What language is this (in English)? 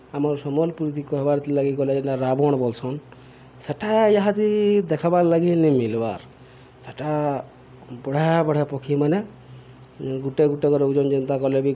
Odia